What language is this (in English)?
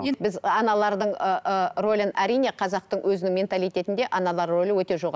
Kazakh